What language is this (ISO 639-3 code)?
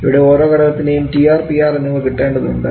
mal